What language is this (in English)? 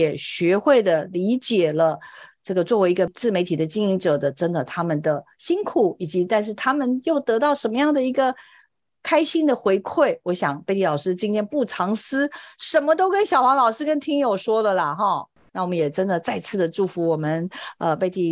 Chinese